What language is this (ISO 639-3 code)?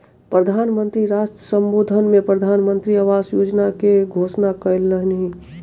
mai